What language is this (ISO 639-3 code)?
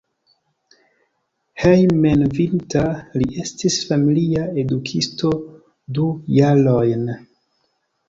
epo